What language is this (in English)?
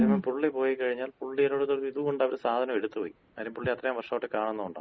Malayalam